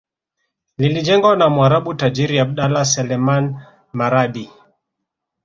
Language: Swahili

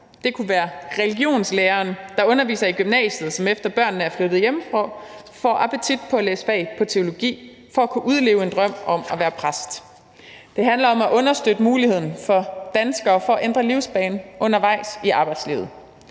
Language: Danish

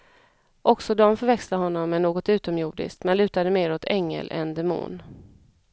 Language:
Swedish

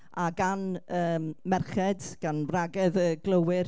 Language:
Welsh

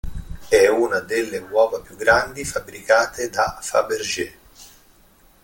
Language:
Italian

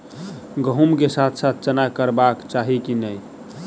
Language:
Maithili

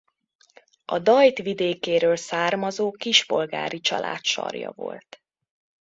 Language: Hungarian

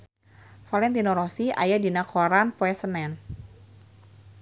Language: Sundanese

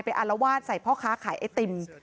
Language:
Thai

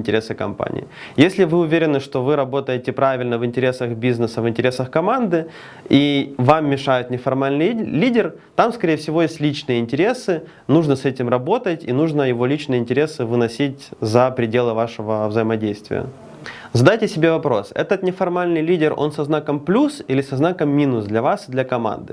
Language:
Russian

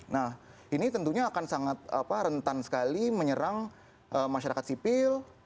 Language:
Indonesian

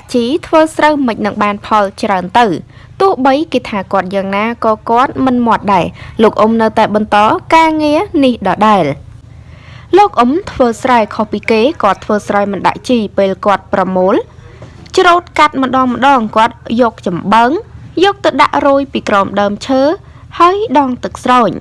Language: Vietnamese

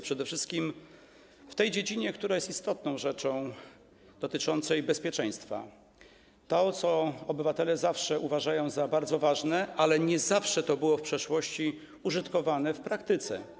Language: Polish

